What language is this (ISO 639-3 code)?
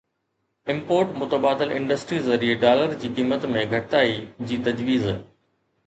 snd